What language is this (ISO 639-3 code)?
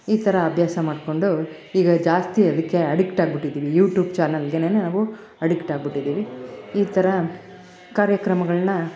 kan